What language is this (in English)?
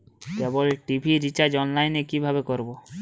Bangla